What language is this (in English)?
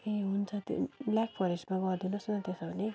Nepali